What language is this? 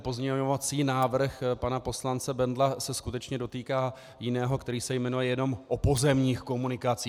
Czech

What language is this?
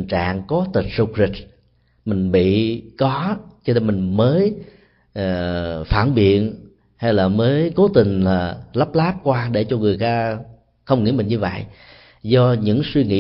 Vietnamese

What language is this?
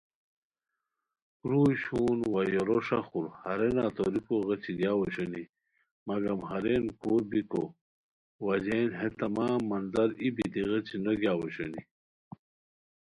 Khowar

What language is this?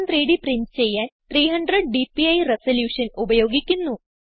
Malayalam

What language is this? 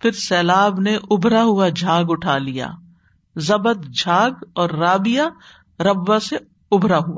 Urdu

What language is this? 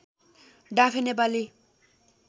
Nepali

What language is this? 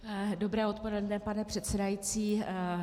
Czech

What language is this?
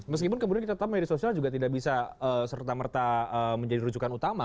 Indonesian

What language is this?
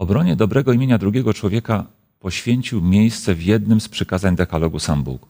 Polish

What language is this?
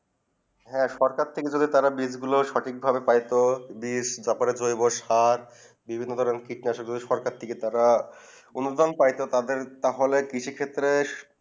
Bangla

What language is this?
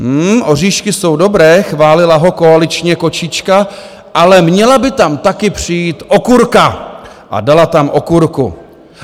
Czech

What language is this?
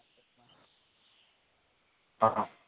Gujarati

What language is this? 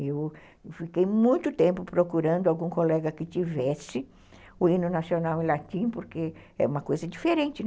Portuguese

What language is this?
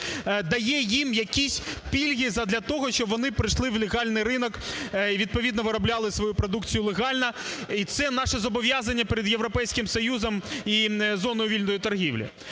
Ukrainian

